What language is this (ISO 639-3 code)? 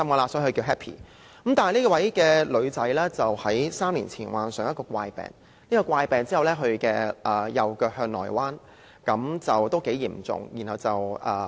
yue